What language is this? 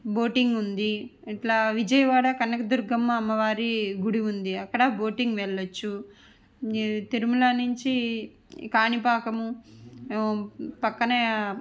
Telugu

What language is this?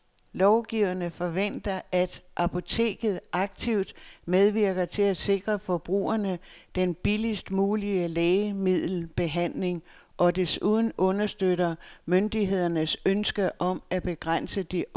Danish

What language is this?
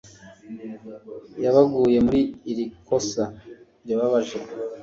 Kinyarwanda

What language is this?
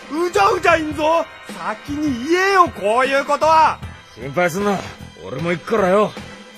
Japanese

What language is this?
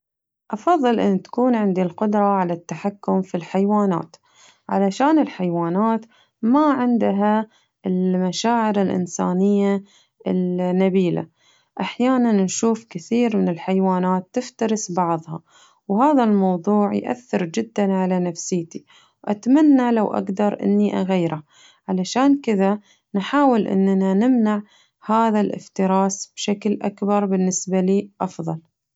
Najdi Arabic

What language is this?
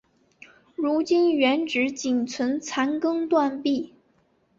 Chinese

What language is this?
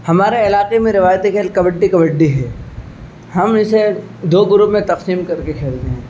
Urdu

